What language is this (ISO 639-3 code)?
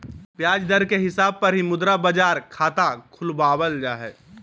mag